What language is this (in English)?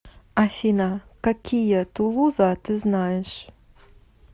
Russian